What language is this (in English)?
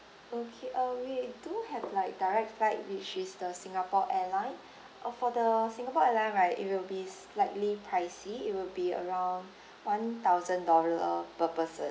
English